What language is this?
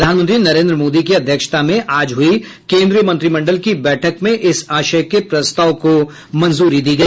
Hindi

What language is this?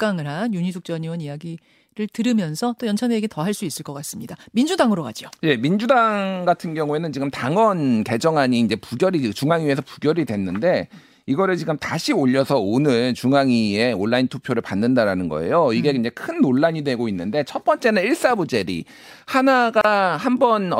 Korean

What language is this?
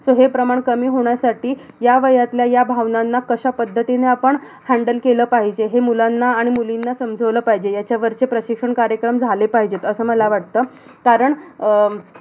Marathi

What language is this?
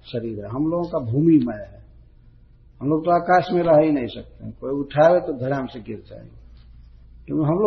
Hindi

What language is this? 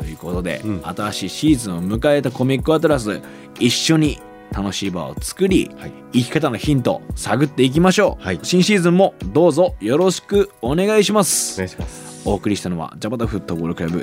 Japanese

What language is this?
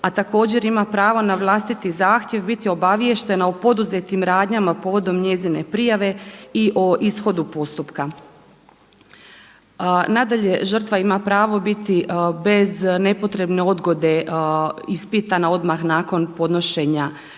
Croatian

